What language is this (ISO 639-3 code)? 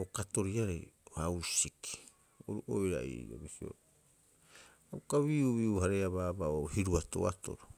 kyx